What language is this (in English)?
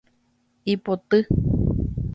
Guarani